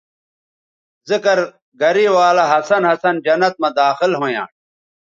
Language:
Bateri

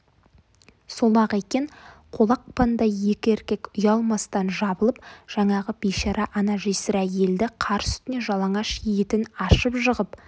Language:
Kazakh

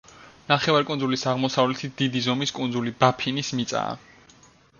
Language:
Georgian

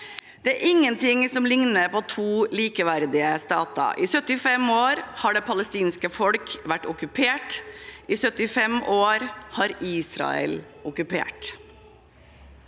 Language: Norwegian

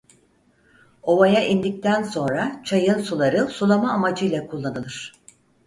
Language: Turkish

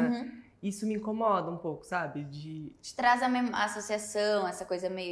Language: Portuguese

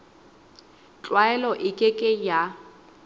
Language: Southern Sotho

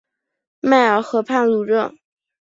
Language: Chinese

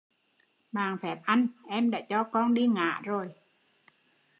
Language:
Vietnamese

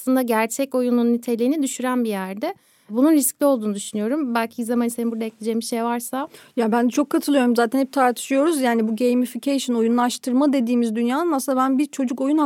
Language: Turkish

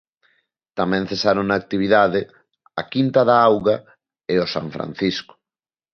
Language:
Galician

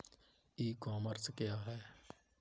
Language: Hindi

